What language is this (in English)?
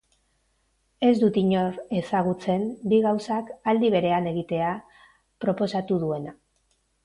Basque